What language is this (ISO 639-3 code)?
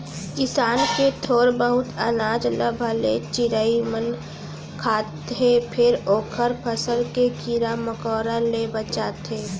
hne